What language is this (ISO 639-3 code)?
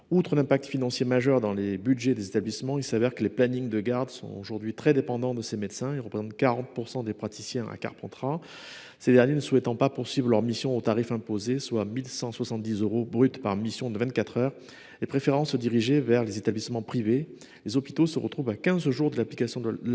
fra